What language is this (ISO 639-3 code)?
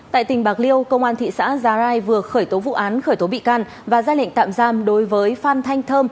vie